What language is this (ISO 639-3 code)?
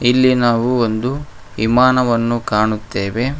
kan